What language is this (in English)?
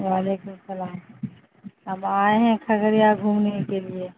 Urdu